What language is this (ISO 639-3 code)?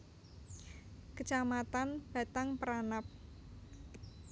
jav